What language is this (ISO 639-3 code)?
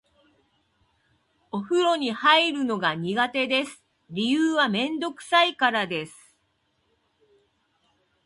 jpn